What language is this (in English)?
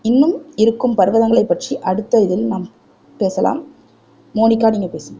Tamil